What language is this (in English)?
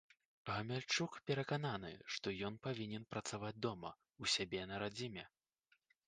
Belarusian